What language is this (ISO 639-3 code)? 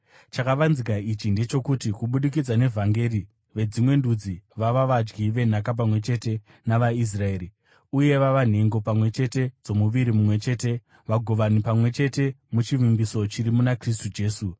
sna